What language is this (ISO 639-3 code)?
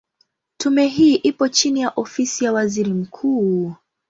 swa